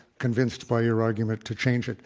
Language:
English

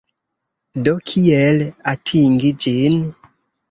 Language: Esperanto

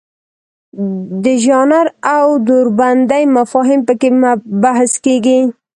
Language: Pashto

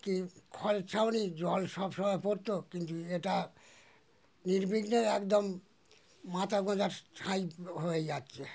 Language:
Bangla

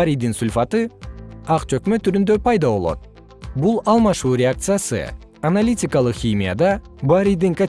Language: Kyrgyz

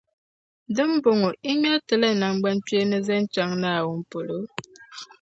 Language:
Dagbani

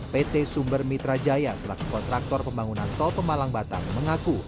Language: Indonesian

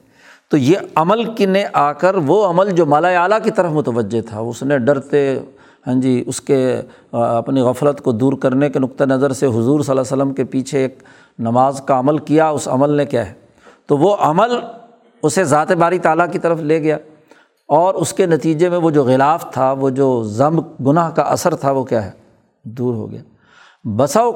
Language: Urdu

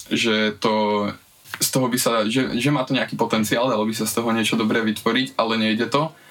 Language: Slovak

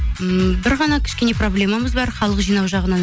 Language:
Kazakh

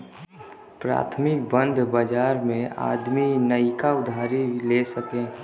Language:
Bhojpuri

